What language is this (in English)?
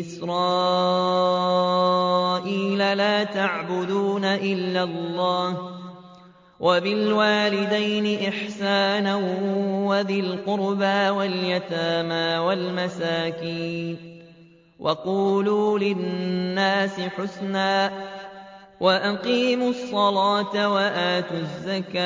Arabic